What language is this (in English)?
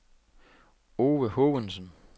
Danish